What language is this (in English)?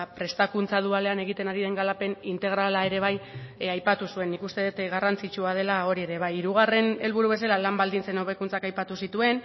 Basque